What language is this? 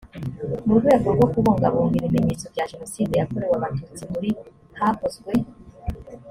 Kinyarwanda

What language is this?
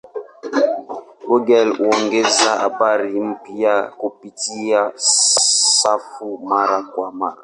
Swahili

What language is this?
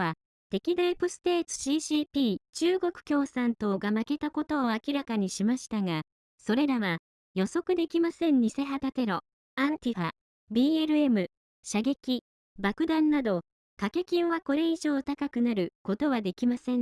Japanese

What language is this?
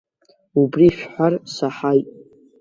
Abkhazian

